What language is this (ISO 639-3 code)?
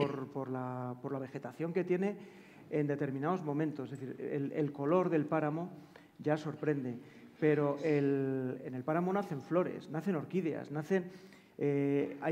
spa